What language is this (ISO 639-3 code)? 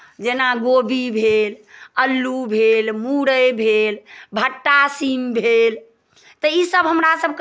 mai